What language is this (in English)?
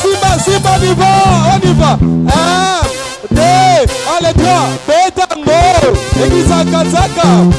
French